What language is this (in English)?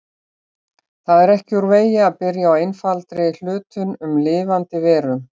Icelandic